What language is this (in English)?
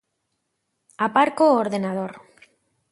Galician